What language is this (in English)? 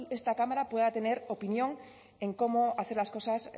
Spanish